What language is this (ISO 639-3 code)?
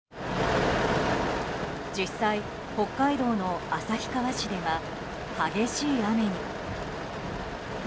jpn